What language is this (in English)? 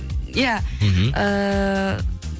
Kazakh